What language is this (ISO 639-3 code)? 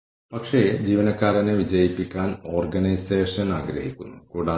mal